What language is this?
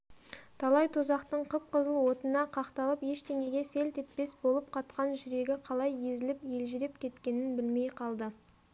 Kazakh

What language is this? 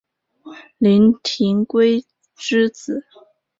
Chinese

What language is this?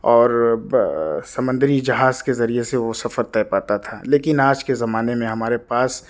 Urdu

